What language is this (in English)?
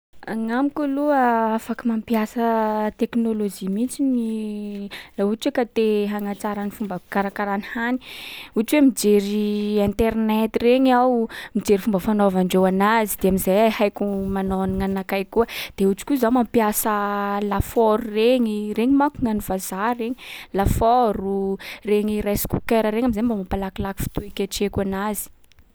Sakalava Malagasy